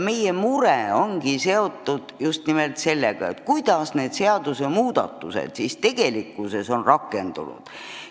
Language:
Estonian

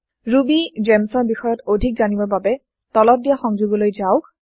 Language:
Assamese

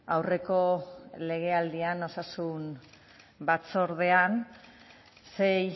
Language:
Basque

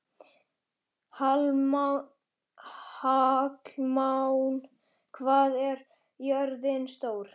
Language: Icelandic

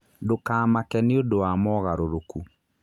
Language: Kikuyu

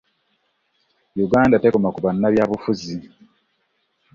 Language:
Ganda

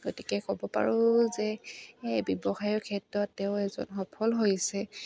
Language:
Assamese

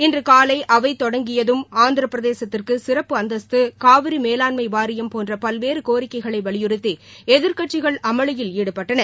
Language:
Tamil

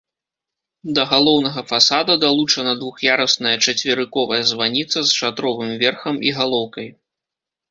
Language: Belarusian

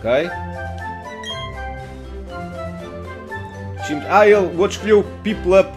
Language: Portuguese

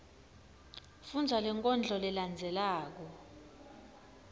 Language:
Swati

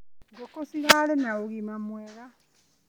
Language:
Kikuyu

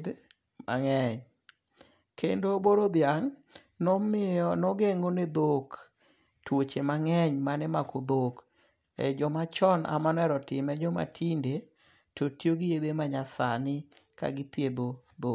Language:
Luo (Kenya and Tanzania)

